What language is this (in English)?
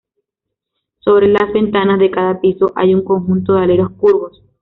Spanish